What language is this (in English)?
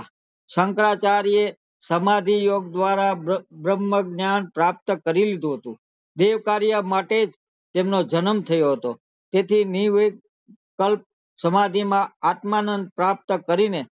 Gujarati